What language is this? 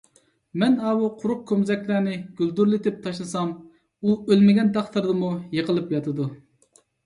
Uyghur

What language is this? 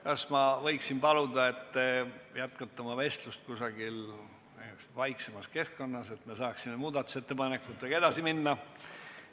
Estonian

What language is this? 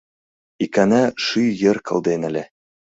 Mari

